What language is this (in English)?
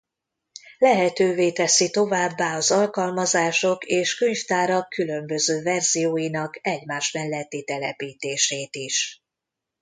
Hungarian